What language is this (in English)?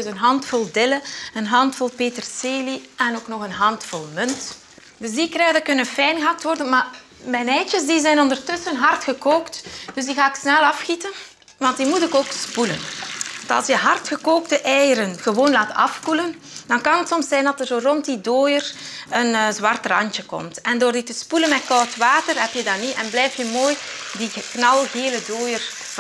Dutch